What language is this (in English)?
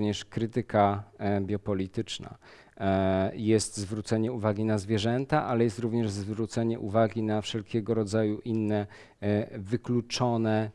Polish